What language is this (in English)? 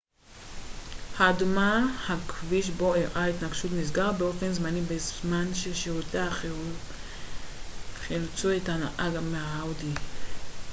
Hebrew